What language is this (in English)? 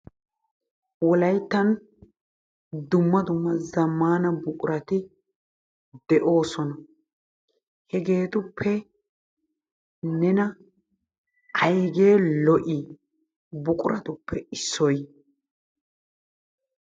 Wolaytta